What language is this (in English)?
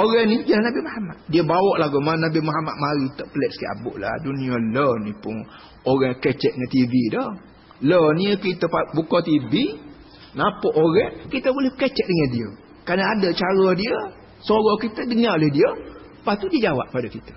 Malay